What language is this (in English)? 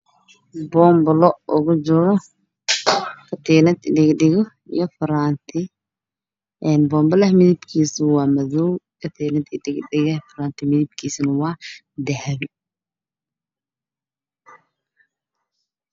Somali